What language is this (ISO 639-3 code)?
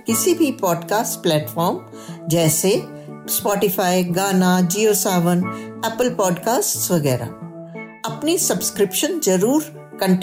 hin